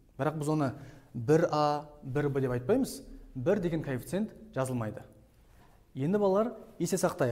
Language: Turkish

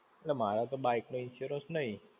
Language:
Gujarati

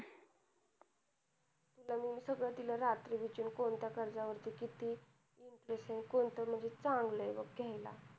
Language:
Marathi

